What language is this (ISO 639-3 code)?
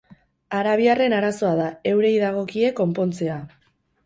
eus